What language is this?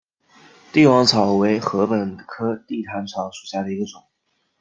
Chinese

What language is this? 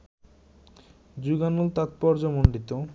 Bangla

